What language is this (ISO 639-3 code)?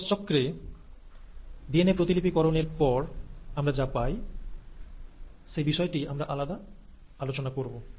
ben